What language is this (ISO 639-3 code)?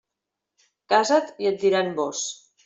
cat